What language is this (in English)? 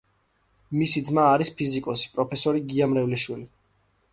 Georgian